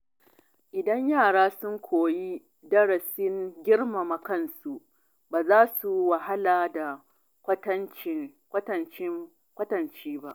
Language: Hausa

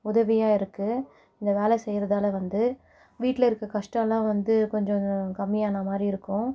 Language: Tamil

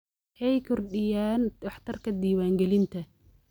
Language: Somali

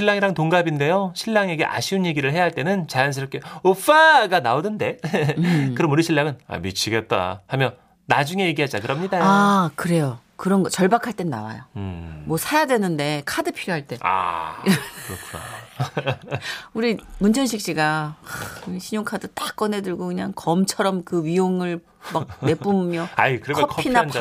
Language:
Korean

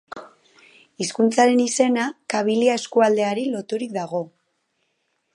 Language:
Basque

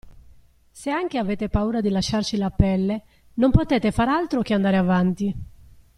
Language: Italian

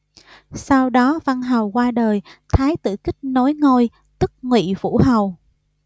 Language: Vietnamese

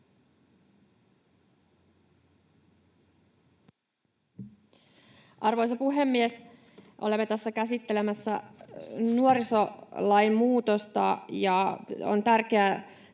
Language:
Finnish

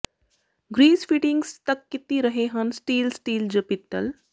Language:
Punjabi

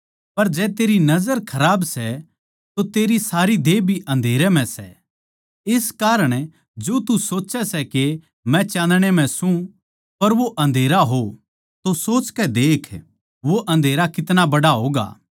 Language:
Haryanvi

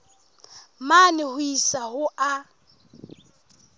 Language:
Southern Sotho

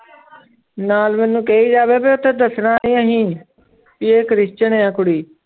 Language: Punjabi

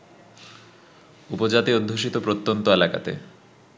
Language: Bangla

